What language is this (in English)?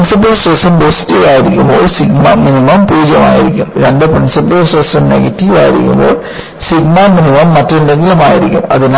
Malayalam